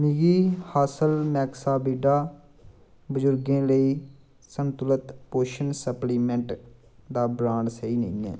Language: Dogri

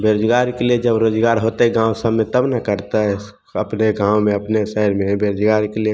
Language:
Maithili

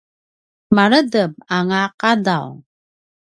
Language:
Paiwan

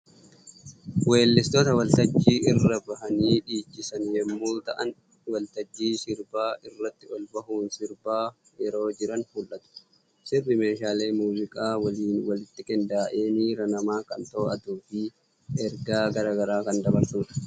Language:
Oromo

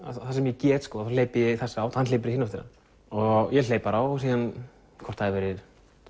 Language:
Icelandic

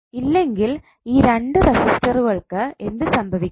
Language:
Malayalam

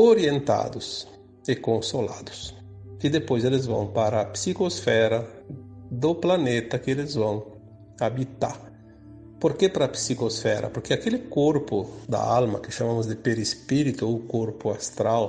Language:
Portuguese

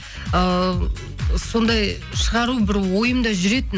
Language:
Kazakh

